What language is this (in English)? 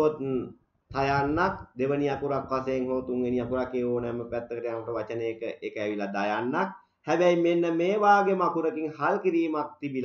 Turkish